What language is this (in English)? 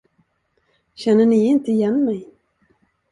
Swedish